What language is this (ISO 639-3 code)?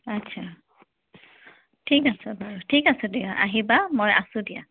asm